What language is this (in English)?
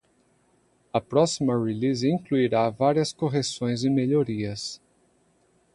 Portuguese